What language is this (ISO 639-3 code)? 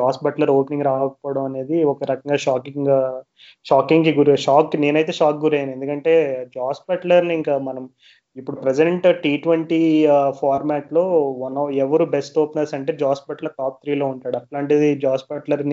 tel